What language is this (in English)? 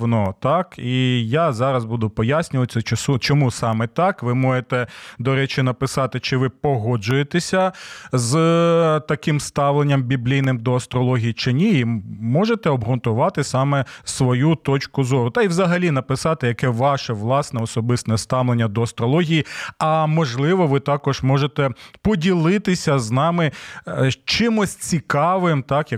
Ukrainian